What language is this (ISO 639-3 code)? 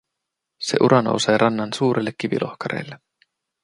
fin